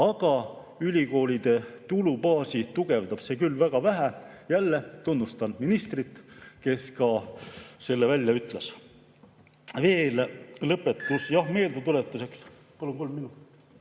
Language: Estonian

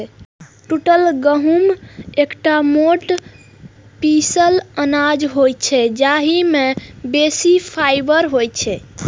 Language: Maithili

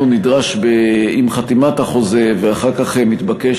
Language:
Hebrew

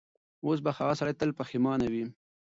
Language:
Pashto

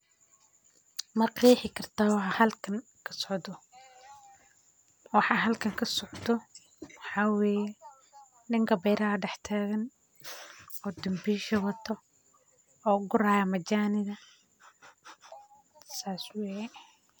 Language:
Somali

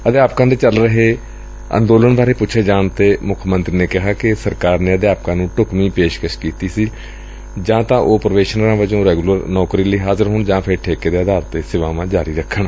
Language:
Punjabi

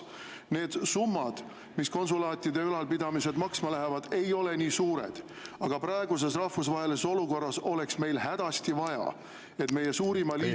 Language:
Estonian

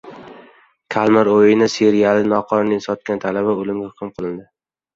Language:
Uzbek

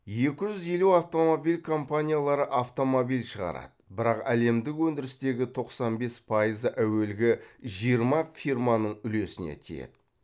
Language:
Kazakh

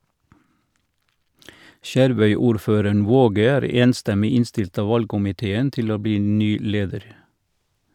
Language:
Norwegian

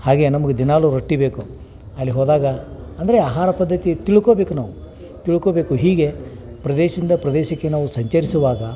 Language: Kannada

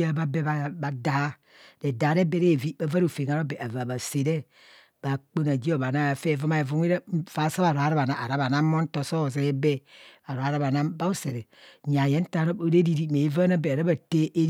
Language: Kohumono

